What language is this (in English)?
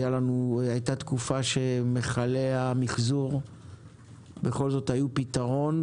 Hebrew